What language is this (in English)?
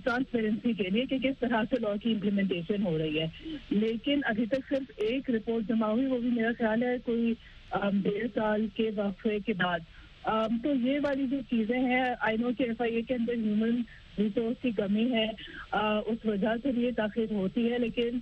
Urdu